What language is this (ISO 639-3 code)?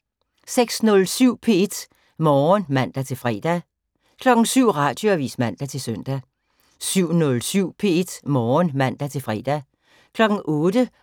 dan